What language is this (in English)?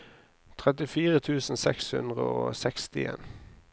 Norwegian